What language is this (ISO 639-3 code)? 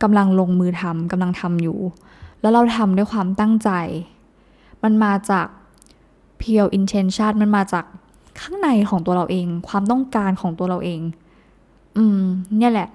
tha